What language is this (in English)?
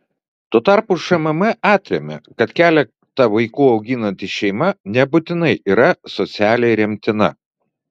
Lithuanian